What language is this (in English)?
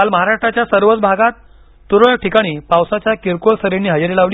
Marathi